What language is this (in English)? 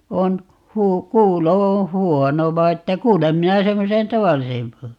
Finnish